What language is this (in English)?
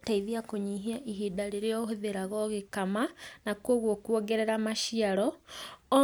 Kikuyu